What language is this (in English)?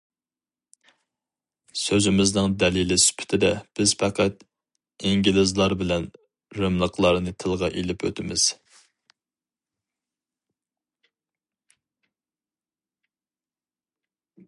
Uyghur